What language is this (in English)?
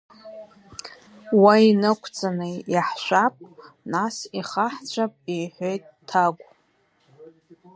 Abkhazian